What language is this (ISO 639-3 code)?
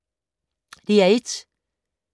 dan